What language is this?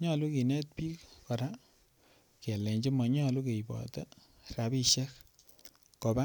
Kalenjin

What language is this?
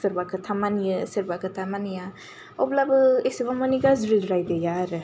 Bodo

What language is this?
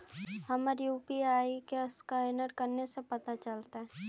Magahi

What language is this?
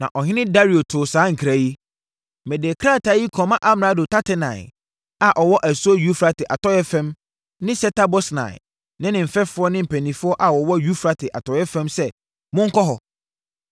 Akan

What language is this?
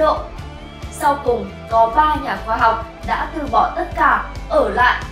Vietnamese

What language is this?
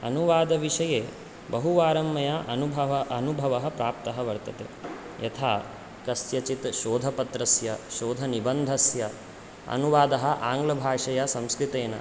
Sanskrit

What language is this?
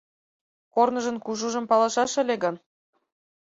Mari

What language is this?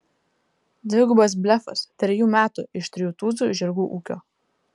Lithuanian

